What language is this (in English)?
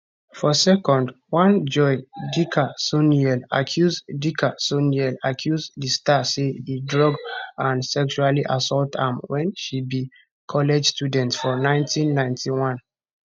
Nigerian Pidgin